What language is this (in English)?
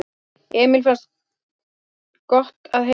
Icelandic